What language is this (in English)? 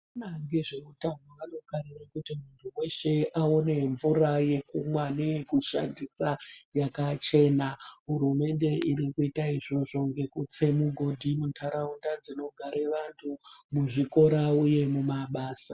Ndau